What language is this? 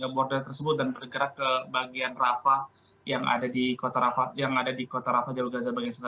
Indonesian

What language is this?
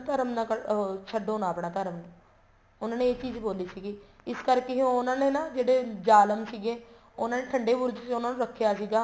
Punjabi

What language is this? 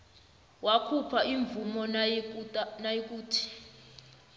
South Ndebele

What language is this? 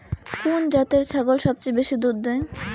Bangla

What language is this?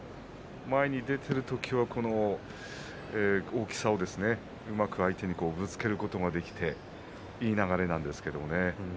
Japanese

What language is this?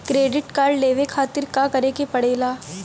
Bhojpuri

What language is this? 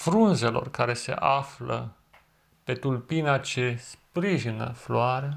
Romanian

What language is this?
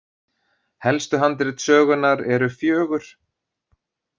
Icelandic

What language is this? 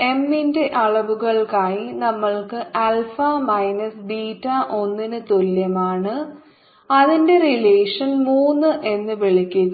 Malayalam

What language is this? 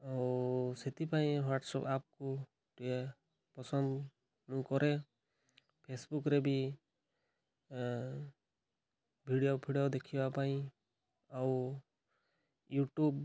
Odia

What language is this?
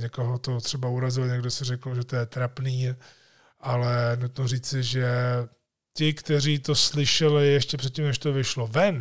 Czech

